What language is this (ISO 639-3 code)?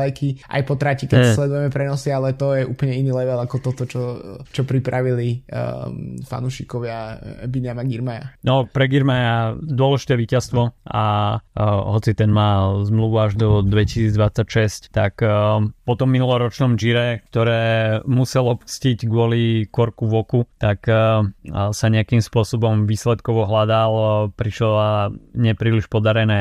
slk